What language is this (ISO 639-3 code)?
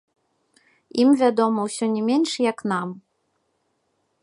bel